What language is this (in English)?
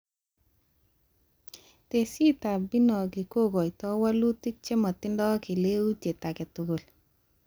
Kalenjin